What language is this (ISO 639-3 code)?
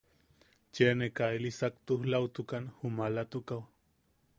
yaq